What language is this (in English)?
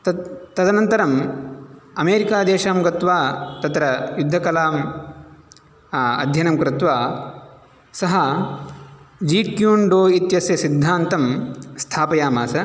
Sanskrit